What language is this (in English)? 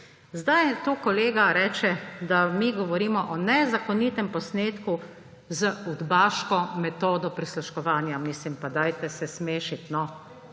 Slovenian